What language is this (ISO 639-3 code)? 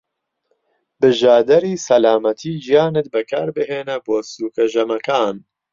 ckb